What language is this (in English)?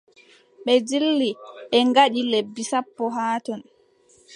Adamawa Fulfulde